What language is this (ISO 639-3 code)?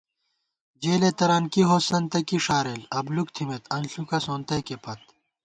gwt